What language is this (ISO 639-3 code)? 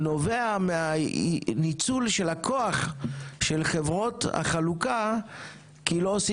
heb